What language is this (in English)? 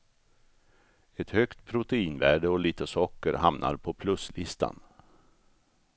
Swedish